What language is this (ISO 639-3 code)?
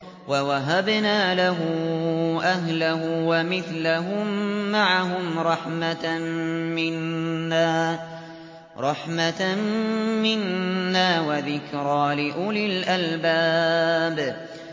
ara